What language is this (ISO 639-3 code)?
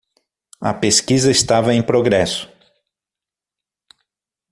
por